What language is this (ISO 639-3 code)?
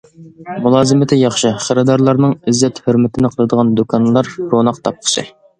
uig